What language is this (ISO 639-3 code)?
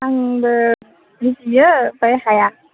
brx